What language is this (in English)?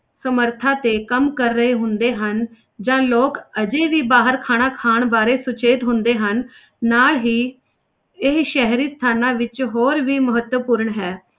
Punjabi